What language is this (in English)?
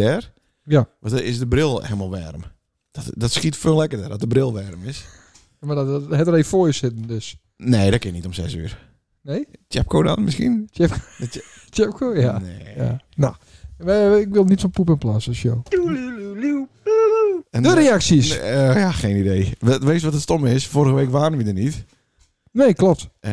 Dutch